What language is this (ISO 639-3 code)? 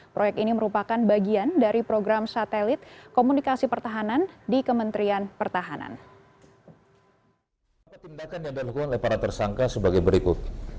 ind